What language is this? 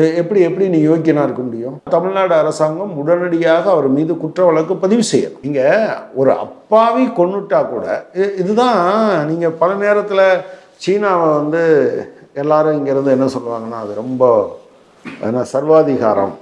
Portuguese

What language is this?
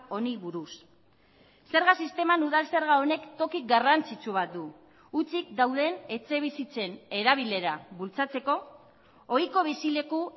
Basque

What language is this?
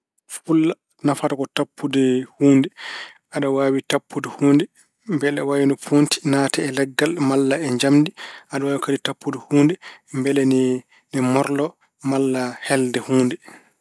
Fula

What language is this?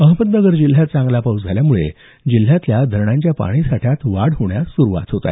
Marathi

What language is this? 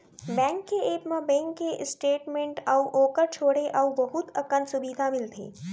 Chhattisgarhi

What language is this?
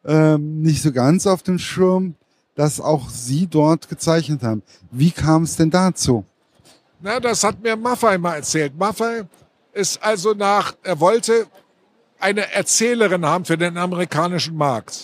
German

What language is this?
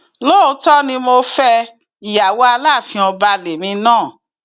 Yoruba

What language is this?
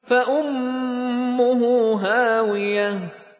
Arabic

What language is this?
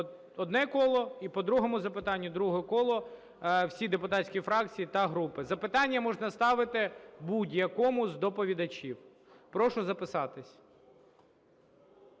Ukrainian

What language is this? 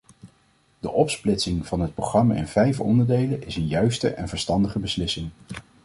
Dutch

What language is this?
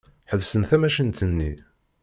Kabyle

